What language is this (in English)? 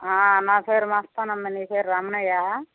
Telugu